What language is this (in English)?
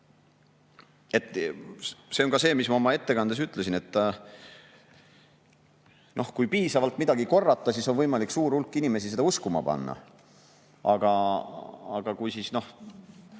Estonian